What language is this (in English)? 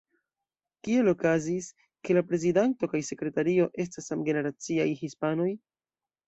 Esperanto